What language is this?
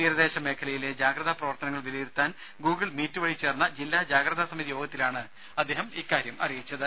Malayalam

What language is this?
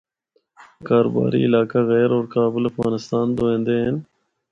Northern Hindko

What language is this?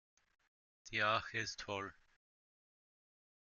German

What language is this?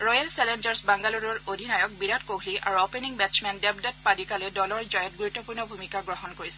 Assamese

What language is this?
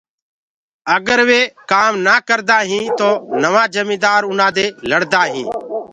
Gurgula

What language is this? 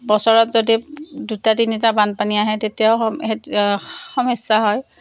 Assamese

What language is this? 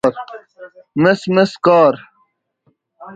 Persian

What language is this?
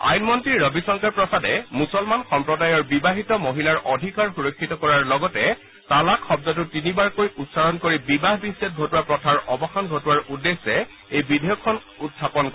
Assamese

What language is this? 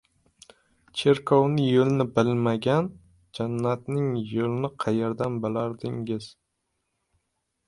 Uzbek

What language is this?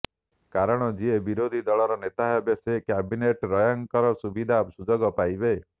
Odia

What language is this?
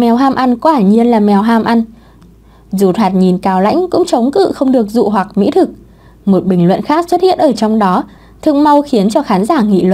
Vietnamese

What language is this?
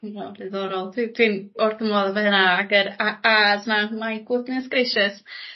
Welsh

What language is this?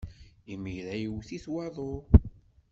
Kabyle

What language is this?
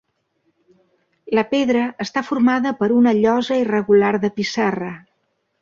Catalan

